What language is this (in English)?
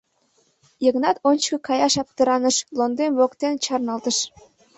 Mari